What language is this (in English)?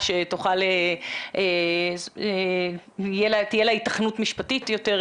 Hebrew